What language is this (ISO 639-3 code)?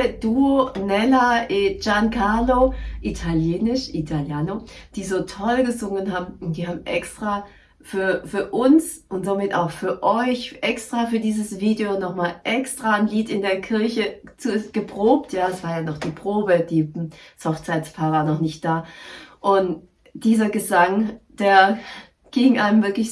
deu